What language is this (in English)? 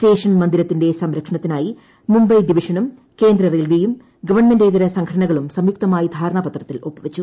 Malayalam